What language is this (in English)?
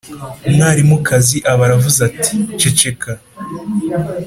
Kinyarwanda